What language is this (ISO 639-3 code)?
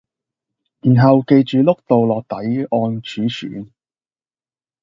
yue